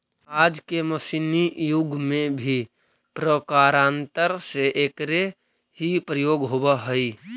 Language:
Magahi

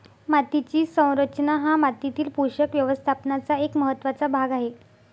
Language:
Marathi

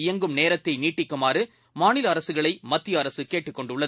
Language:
Tamil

